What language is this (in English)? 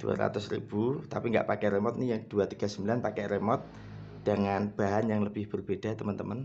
Indonesian